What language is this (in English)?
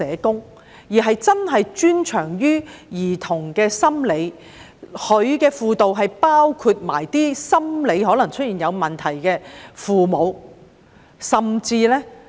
Cantonese